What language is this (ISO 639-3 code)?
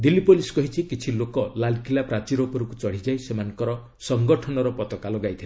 ori